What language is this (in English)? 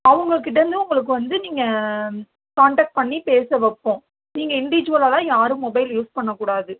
Tamil